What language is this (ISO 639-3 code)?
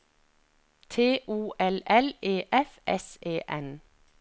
nor